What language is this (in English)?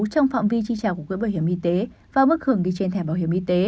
Vietnamese